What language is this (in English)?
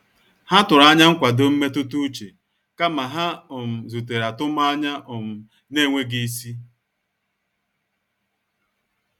Igbo